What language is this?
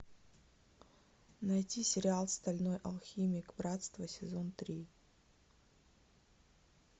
Russian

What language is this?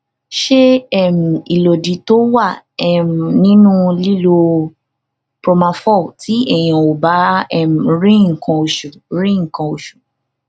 Yoruba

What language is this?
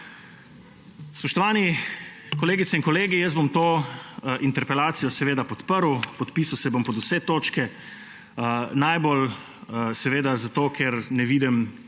Slovenian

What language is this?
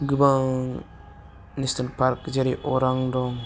Bodo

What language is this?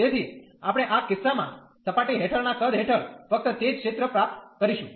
Gujarati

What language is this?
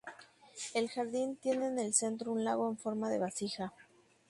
Spanish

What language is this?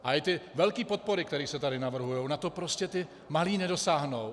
Czech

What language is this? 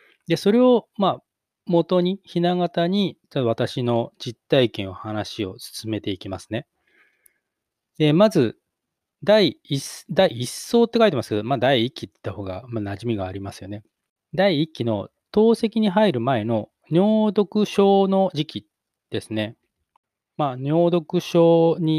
Japanese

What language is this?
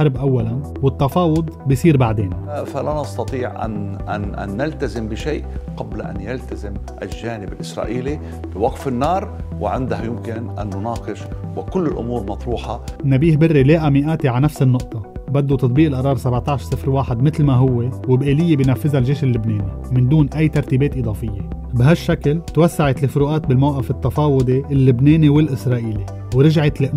Arabic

